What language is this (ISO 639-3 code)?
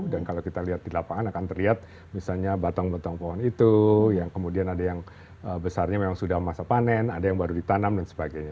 ind